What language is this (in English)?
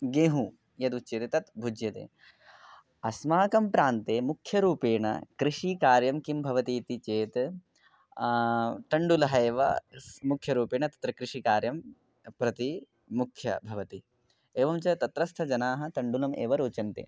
Sanskrit